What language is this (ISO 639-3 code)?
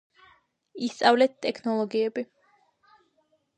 kat